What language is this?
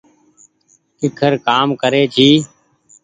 Goaria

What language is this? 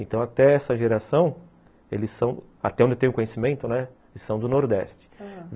Portuguese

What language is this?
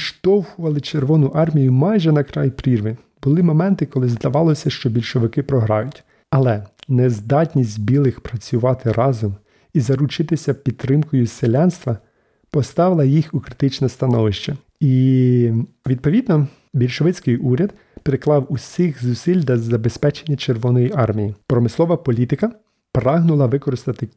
Ukrainian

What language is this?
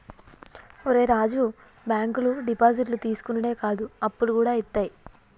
Telugu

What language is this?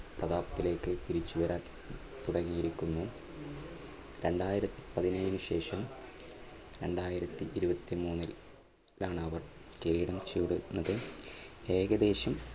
Malayalam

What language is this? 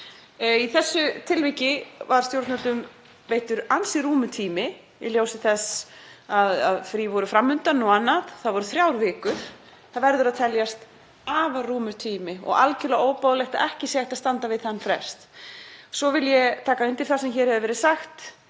Icelandic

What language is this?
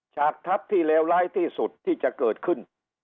Thai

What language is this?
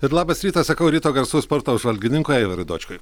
Lithuanian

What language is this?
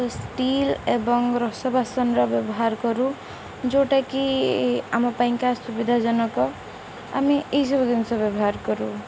Odia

